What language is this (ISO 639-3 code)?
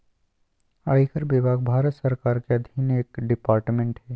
mag